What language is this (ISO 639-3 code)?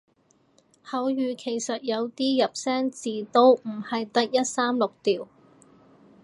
yue